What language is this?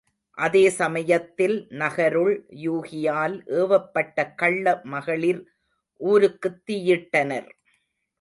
Tamil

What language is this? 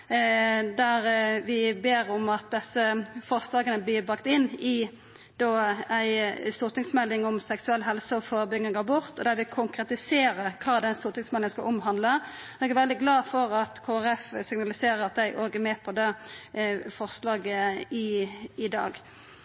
Norwegian Nynorsk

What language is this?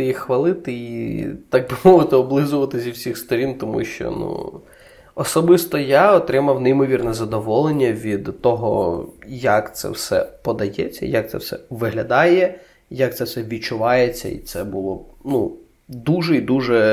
Ukrainian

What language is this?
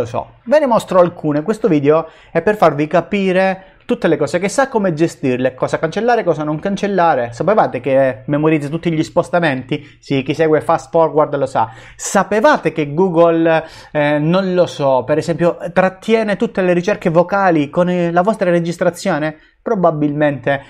Italian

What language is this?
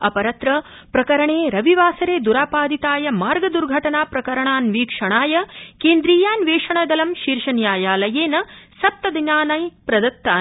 Sanskrit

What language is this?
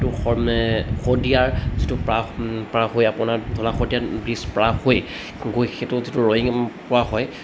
Assamese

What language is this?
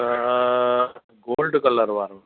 Sindhi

